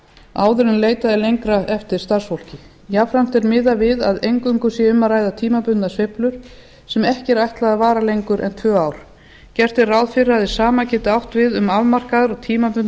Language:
Icelandic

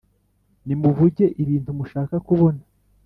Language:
Kinyarwanda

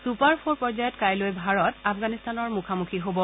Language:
Assamese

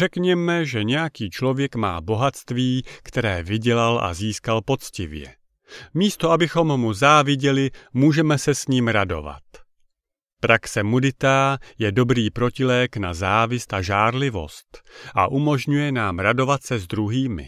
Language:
Czech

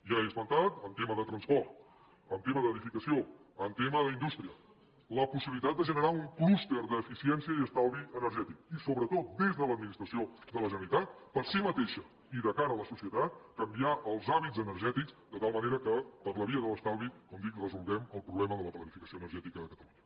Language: Catalan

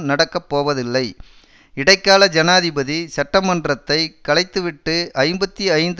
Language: Tamil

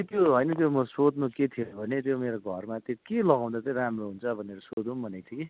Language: Nepali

